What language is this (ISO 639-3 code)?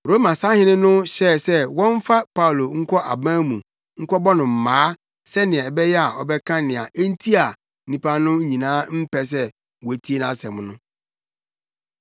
aka